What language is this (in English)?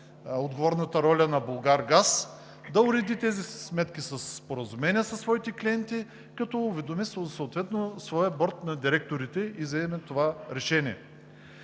Bulgarian